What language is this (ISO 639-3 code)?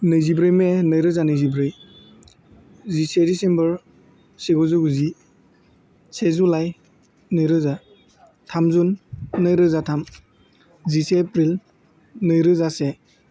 brx